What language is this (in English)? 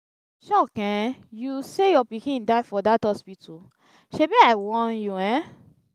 Nigerian Pidgin